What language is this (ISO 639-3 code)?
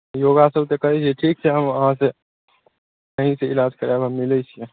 mai